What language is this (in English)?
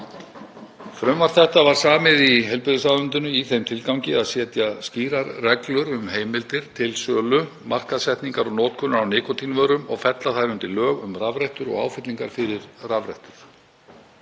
Icelandic